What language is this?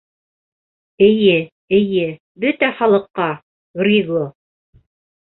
Bashkir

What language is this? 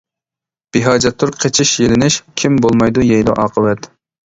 Uyghur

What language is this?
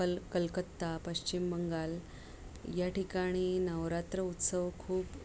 Marathi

